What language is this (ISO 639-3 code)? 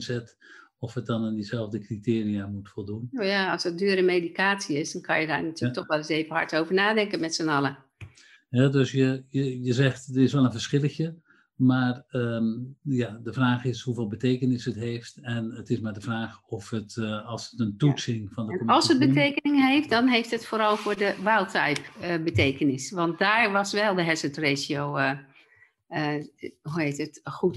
nld